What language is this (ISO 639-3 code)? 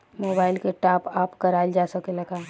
bho